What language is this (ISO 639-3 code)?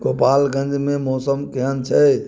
mai